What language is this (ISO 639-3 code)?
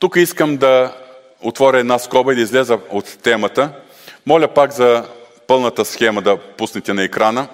bul